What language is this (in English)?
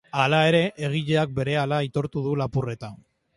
Basque